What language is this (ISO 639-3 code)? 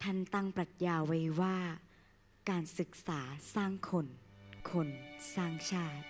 tha